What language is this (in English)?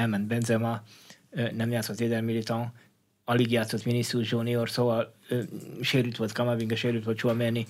Hungarian